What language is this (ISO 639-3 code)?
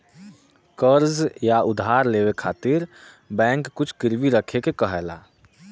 bho